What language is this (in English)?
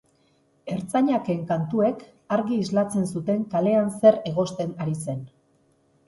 Basque